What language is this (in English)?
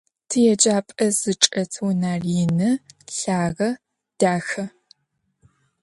Adyghe